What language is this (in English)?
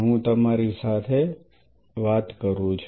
Gujarati